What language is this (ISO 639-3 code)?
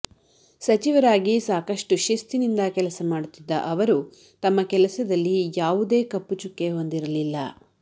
kan